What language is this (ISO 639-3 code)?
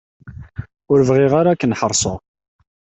kab